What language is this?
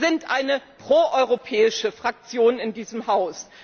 German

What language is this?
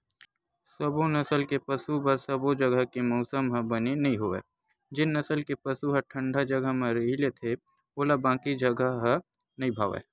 Chhattisgarhi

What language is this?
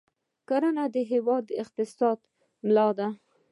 Pashto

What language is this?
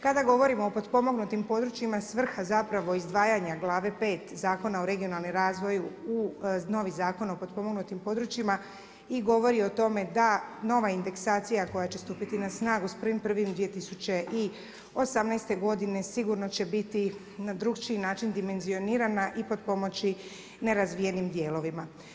Croatian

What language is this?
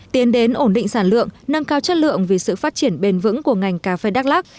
Vietnamese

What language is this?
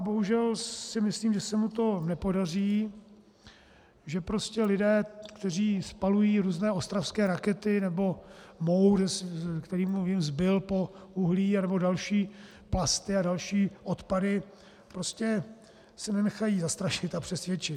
Czech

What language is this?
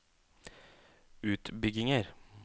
Norwegian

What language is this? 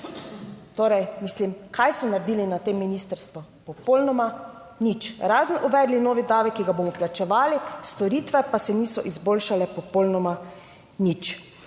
Slovenian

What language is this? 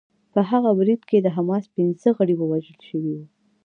Pashto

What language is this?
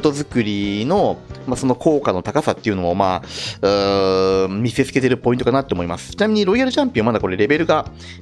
Japanese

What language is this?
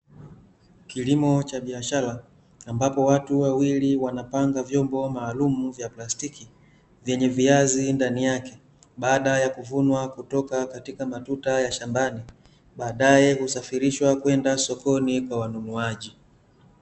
Swahili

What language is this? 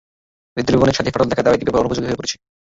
Bangla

